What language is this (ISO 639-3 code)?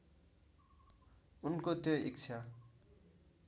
nep